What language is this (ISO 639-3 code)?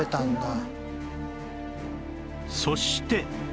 jpn